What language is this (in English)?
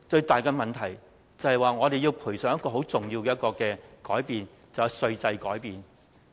Cantonese